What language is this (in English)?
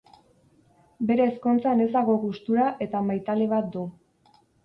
Basque